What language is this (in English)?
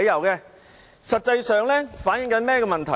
Cantonese